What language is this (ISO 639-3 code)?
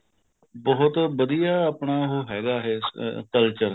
pan